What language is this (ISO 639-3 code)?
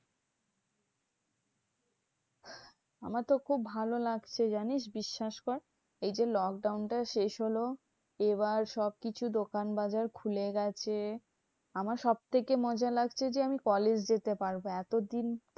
ben